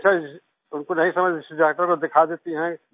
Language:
Hindi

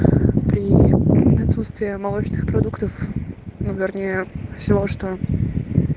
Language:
Russian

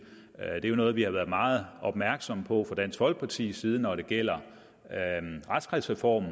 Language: Danish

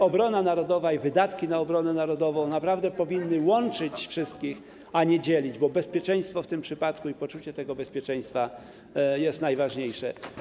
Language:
Polish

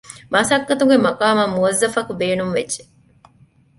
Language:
Divehi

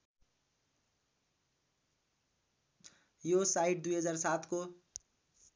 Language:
Nepali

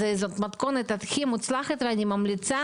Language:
Hebrew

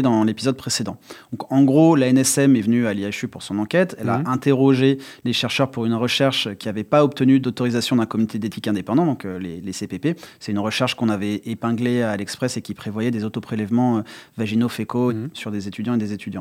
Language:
French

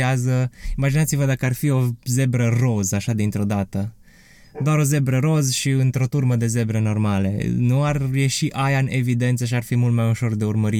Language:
Romanian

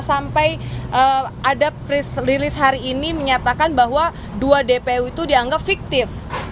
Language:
Indonesian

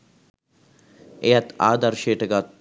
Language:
Sinhala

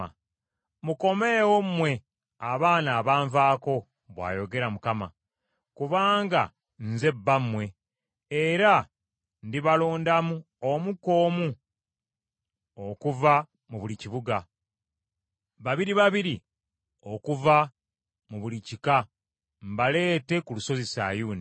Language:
Ganda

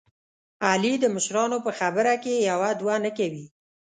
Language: Pashto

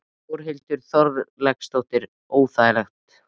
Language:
Icelandic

